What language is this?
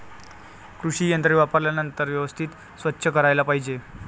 Marathi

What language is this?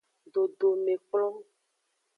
Aja (Benin)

